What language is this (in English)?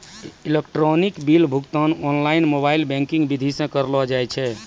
Maithili